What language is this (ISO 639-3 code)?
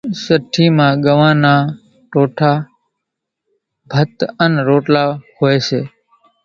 gjk